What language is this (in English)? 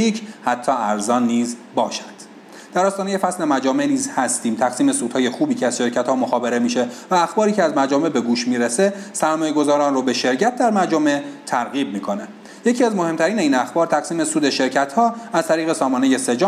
Persian